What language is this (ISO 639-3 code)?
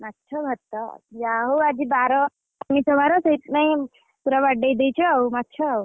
ori